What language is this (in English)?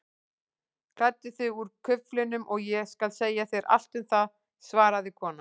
Icelandic